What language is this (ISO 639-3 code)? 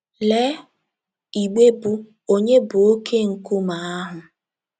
ibo